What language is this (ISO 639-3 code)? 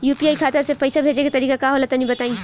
bho